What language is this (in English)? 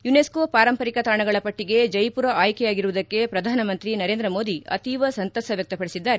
Kannada